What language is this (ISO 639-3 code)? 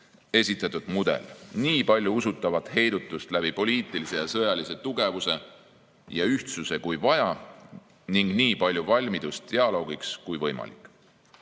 est